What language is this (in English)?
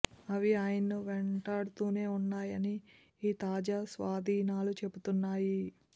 Telugu